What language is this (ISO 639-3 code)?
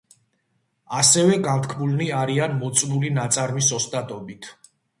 kat